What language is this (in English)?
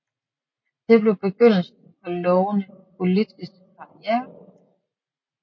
Danish